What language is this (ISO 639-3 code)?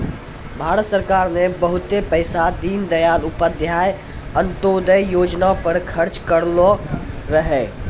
mai